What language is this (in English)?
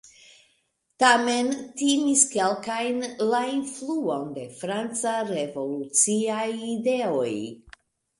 Esperanto